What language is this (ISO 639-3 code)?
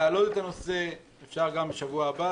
heb